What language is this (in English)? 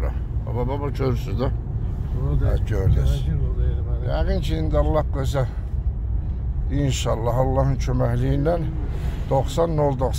Turkish